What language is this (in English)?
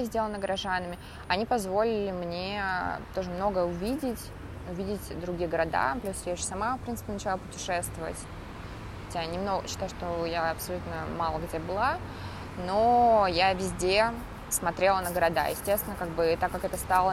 Russian